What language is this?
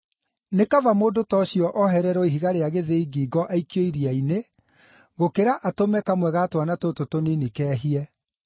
Kikuyu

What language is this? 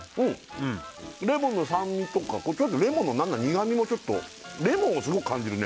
Japanese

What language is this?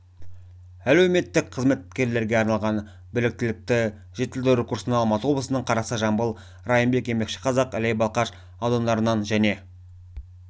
Kazakh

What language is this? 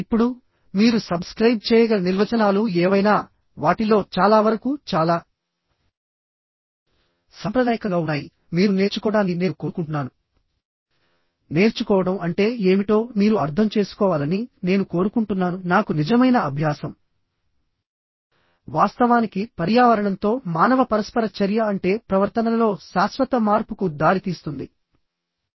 Telugu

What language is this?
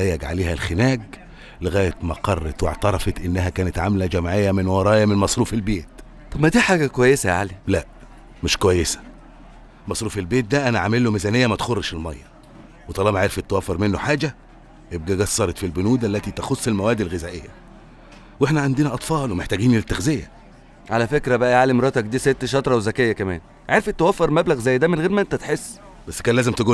Arabic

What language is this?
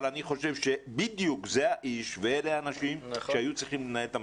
Hebrew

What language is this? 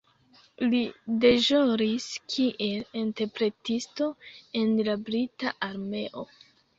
Esperanto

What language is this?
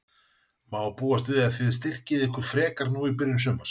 Icelandic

